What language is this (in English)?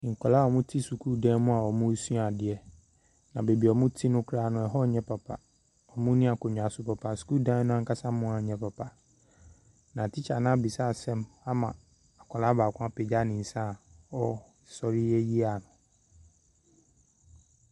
Akan